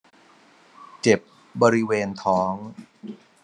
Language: Thai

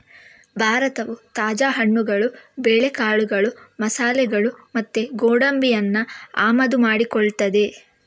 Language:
Kannada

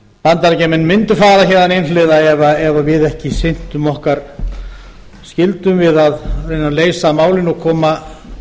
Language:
Icelandic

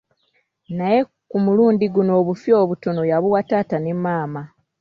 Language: Ganda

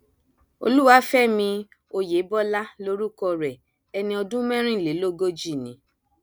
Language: Yoruba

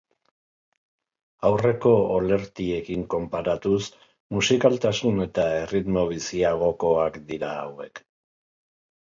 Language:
Basque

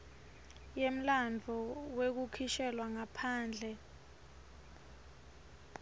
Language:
Swati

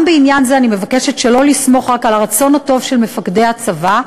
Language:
Hebrew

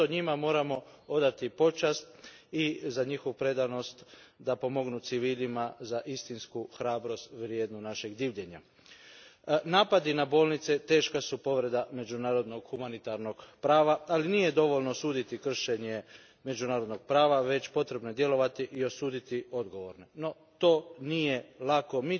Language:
Croatian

